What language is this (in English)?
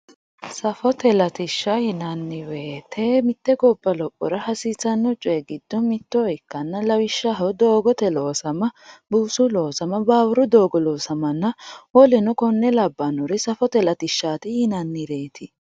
Sidamo